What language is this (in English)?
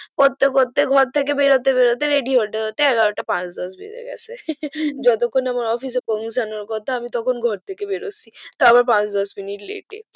Bangla